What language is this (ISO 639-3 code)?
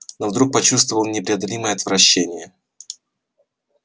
rus